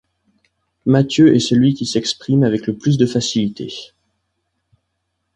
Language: French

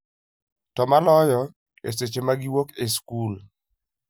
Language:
Luo (Kenya and Tanzania)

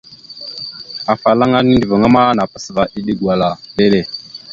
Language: Mada (Cameroon)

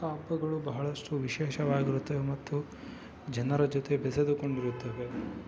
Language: Kannada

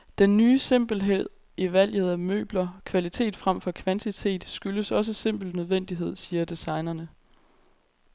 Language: Danish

